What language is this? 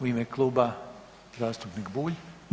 Croatian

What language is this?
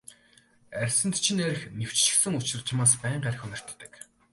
Mongolian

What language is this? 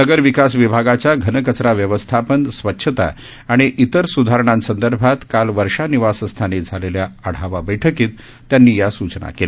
Marathi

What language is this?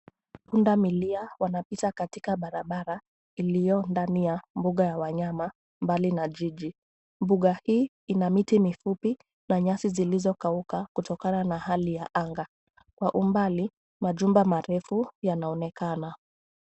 Swahili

